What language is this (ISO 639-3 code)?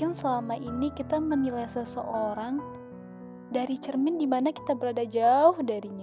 ind